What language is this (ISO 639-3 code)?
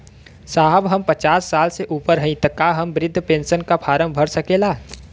bho